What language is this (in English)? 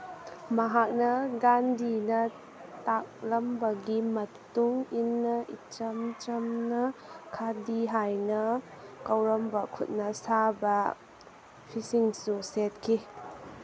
Manipuri